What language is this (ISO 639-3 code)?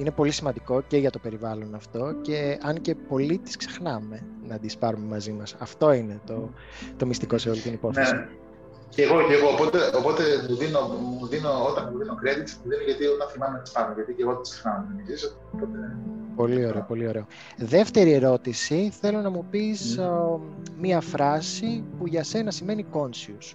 ell